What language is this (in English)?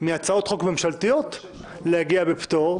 Hebrew